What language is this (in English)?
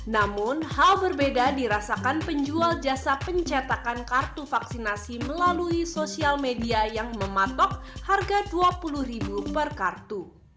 Indonesian